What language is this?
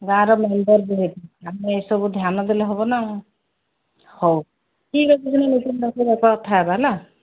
Odia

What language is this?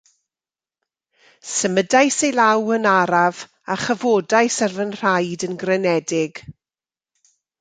Welsh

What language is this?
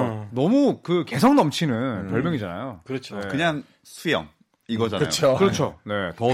Korean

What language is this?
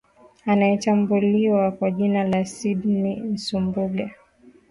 Swahili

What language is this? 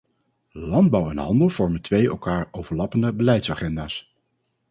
Dutch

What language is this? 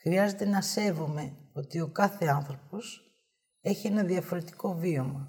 Greek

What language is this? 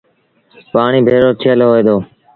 Sindhi Bhil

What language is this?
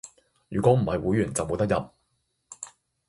Cantonese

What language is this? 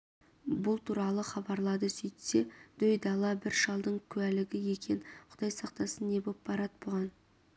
Kazakh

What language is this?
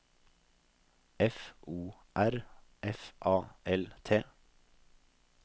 Norwegian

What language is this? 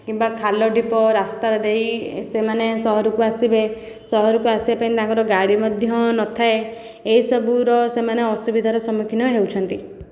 Odia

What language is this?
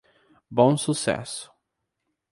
Portuguese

